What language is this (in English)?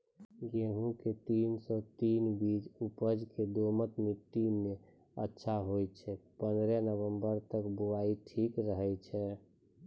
Maithili